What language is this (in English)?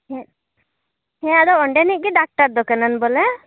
Santali